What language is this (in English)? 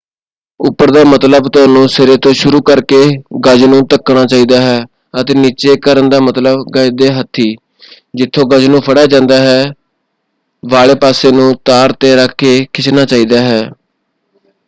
Punjabi